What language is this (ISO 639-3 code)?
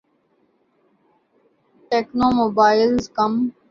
urd